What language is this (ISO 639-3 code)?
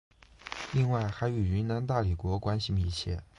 zho